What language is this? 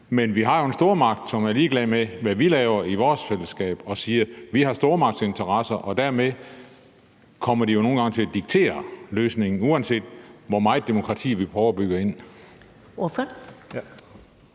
Danish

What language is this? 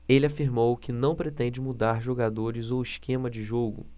Portuguese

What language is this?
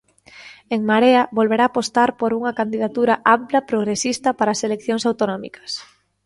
Galician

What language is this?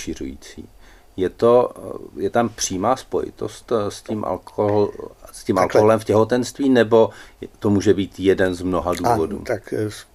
Czech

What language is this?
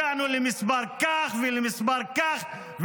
Hebrew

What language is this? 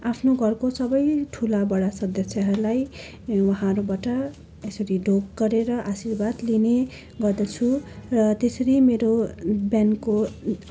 Nepali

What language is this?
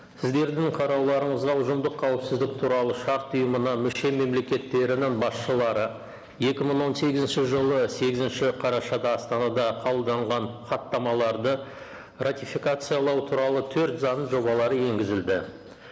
Kazakh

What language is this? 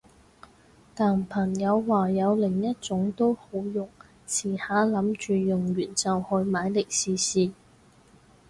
Cantonese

